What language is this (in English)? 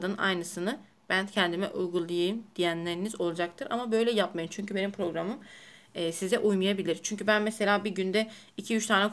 Turkish